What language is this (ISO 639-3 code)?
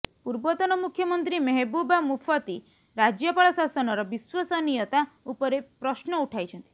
ori